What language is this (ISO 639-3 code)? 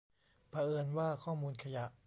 tha